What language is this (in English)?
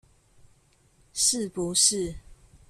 Chinese